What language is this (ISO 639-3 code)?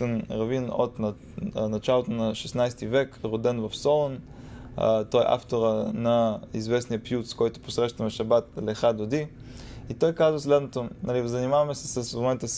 bul